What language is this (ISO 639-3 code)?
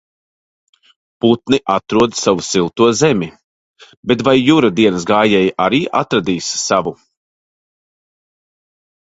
lav